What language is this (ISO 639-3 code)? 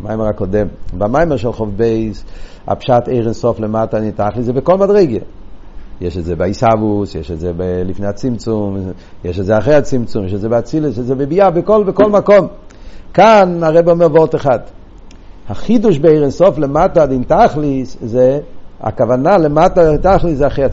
heb